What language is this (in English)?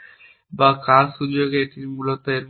Bangla